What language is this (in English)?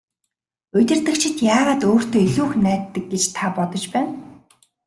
Mongolian